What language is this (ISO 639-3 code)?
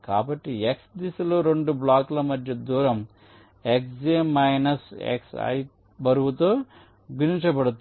tel